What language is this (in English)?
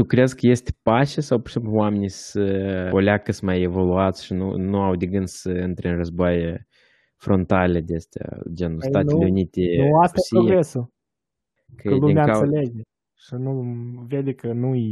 Romanian